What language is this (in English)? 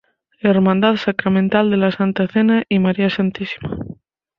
Spanish